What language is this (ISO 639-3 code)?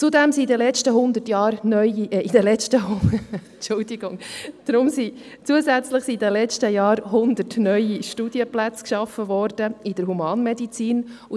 gsw